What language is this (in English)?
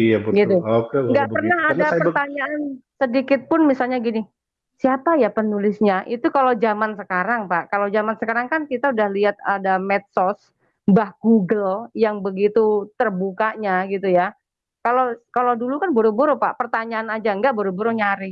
Indonesian